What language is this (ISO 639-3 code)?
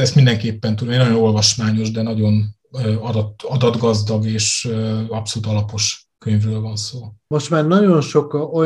hun